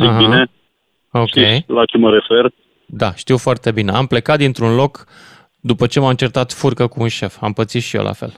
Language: Romanian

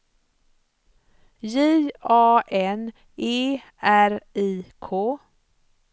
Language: Swedish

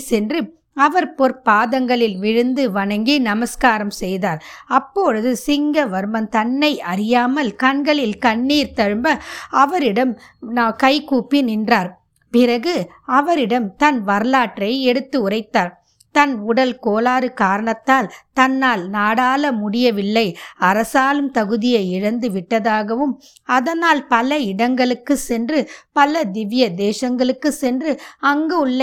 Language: Tamil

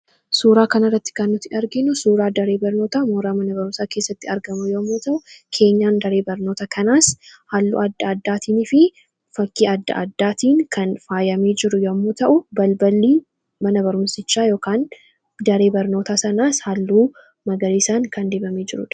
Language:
Oromo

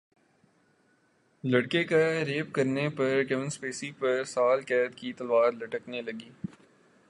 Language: Urdu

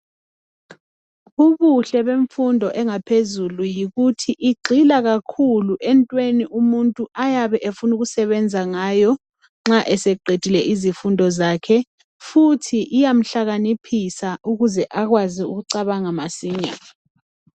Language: North Ndebele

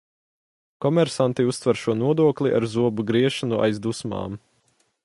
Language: Latvian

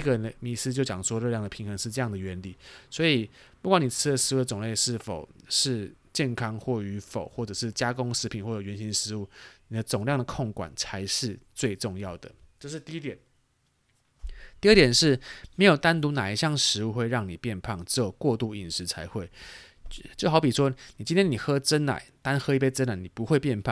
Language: Chinese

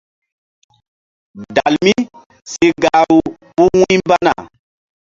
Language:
Mbum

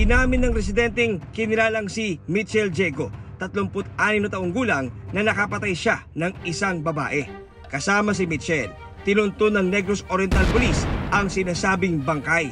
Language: Filipino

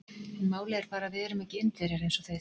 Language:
Icelandic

